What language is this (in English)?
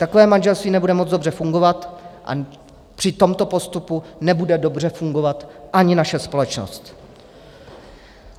Czech